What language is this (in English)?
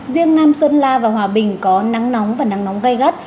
Vietnamese